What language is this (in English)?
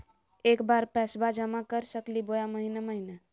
Magahi